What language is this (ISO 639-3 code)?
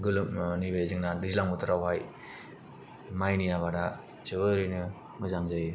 brx